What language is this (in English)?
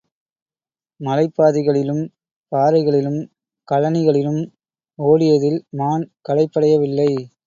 Tamil